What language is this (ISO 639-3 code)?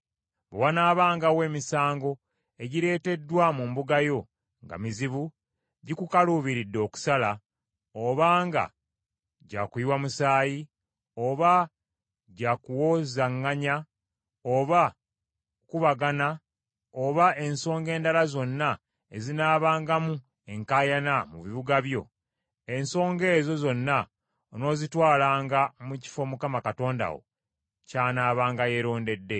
lug